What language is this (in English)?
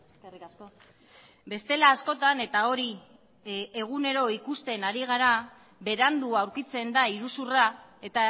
Basque